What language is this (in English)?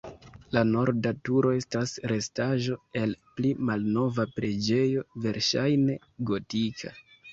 Esperanto